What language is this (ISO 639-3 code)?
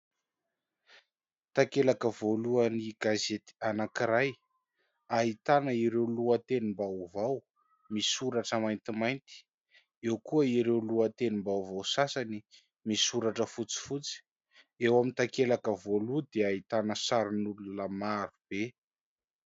mlg